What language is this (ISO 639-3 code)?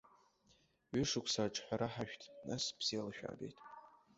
abk